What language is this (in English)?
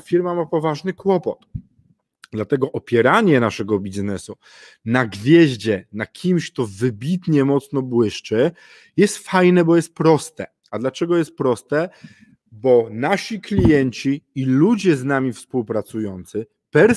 Polish